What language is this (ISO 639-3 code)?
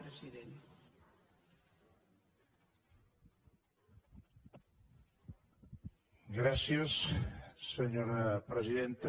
cat